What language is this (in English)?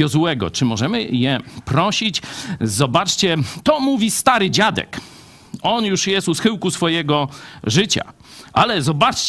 Polish